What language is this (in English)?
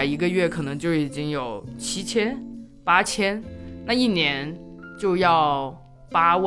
Chinese